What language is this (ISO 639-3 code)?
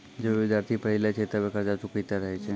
mai